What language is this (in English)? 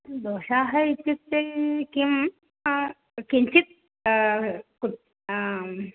Sanskrit